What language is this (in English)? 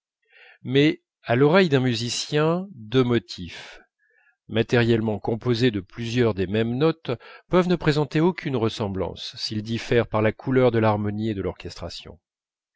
French